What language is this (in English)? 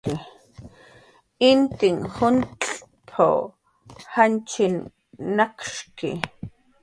Jaqaru